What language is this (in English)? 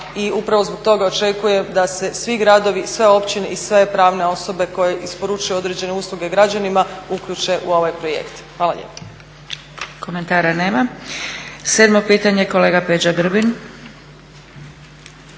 Croatian